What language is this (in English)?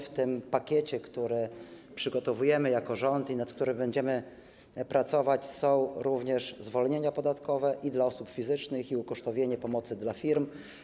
Polish